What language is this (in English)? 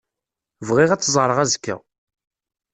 Kabyle